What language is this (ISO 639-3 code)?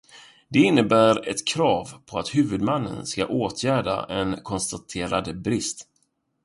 swe